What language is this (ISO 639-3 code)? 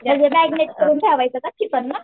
mar